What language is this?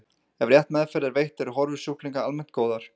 Icelandic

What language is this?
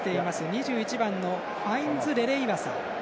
Japanese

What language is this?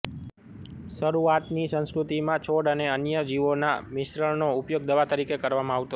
Gujarati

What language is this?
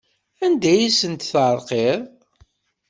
Kabyle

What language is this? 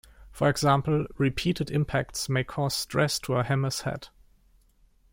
English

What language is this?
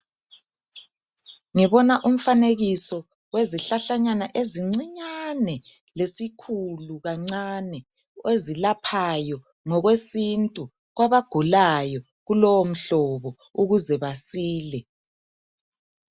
North Ndebele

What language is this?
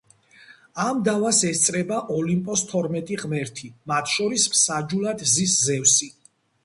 Georgian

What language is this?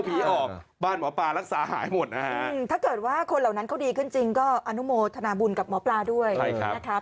Thai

